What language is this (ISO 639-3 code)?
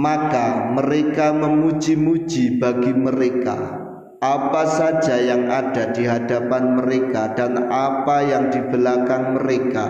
ind